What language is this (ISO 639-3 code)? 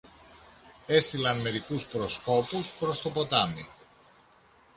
ell